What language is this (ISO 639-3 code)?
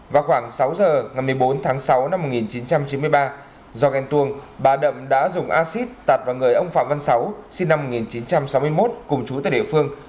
vie